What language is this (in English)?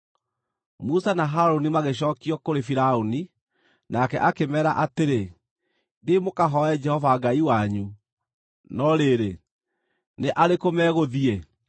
Kikuyu